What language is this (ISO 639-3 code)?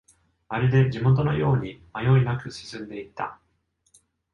jpn